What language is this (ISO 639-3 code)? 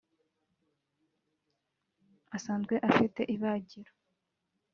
kin